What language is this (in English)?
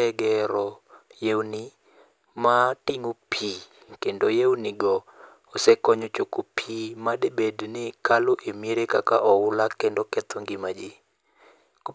Luo (Kenya and Tanzania)